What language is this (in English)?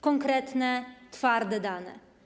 Polish